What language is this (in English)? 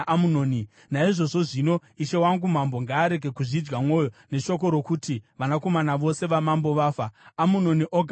Shona